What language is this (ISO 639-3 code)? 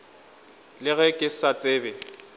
nso